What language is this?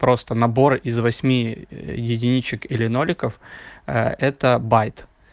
Russian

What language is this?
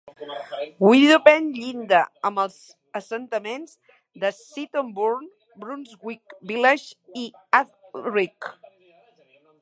Catalan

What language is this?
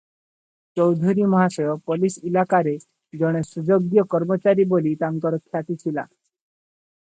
Odia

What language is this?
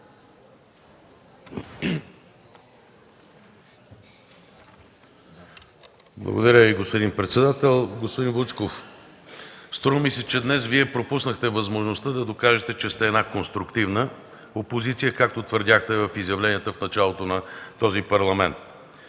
Bulgarian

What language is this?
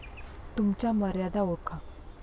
Marathi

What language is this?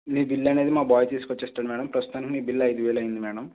Telugu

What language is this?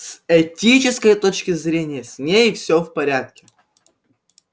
Russian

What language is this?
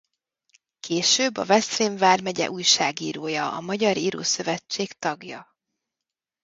Hungarian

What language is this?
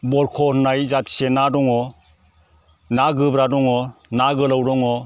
Bodo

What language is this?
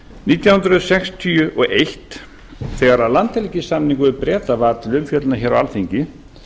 Icelandic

